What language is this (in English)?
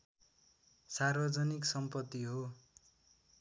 Nepali